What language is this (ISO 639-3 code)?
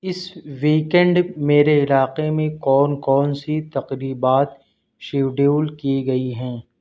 urd